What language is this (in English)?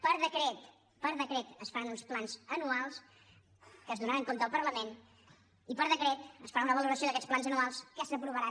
Catalan